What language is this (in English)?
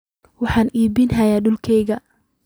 Somali